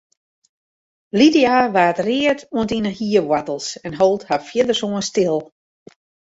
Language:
Western Frisian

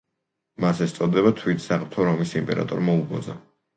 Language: Georgian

